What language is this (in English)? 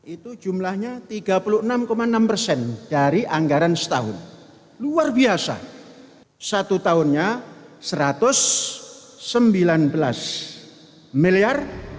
Indonesian